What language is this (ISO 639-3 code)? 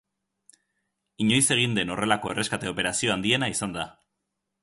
eus